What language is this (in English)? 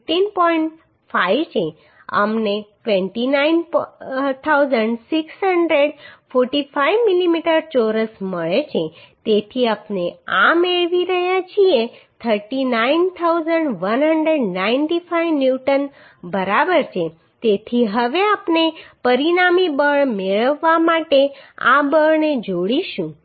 Gujarati